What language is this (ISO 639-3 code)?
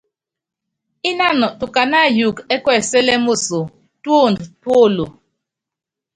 yav